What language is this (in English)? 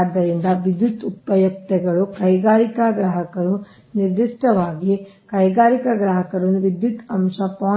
Kannada